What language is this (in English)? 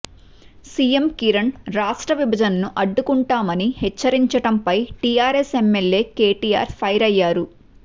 Telugu